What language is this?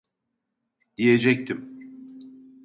Turkish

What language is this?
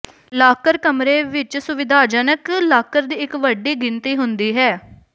Punjabi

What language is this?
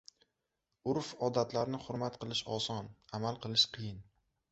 Uzbek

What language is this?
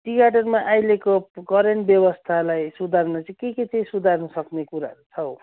Nepali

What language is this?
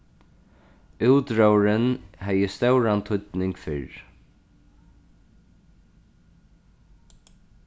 Faroese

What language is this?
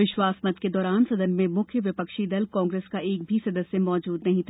Hindi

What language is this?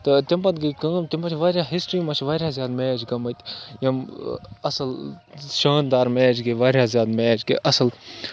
Kashmiri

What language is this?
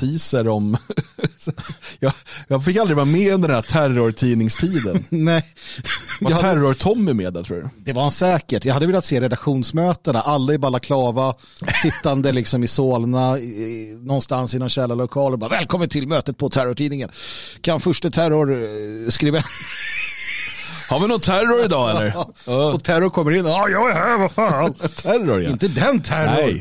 Swedish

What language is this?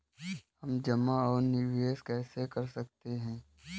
Hindi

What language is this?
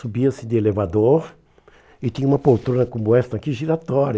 Portuguese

